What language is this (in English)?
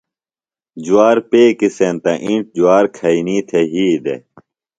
Phalura